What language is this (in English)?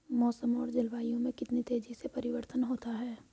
Hindi